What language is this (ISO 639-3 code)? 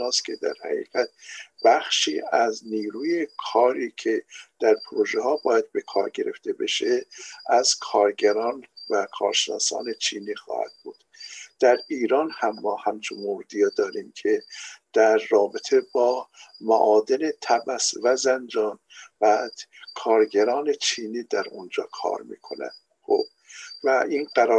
fas